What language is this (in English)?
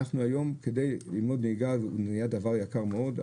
Hebrew